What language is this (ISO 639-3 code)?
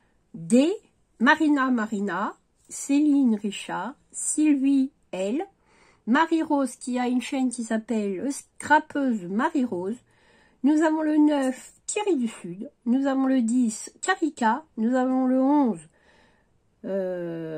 fra